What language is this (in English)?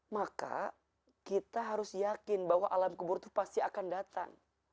Indonesian